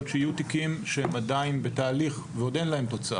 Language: Hebrew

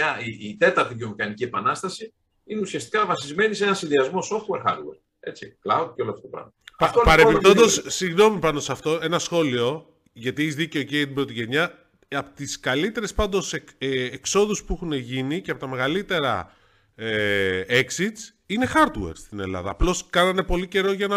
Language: Greek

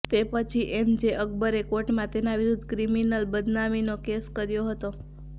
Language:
Gujarati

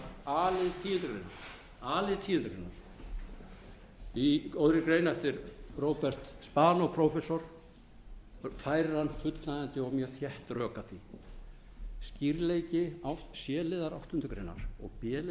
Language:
Icelandic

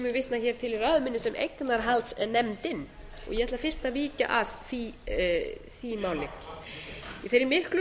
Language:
Icelandic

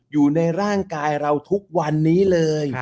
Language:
Thai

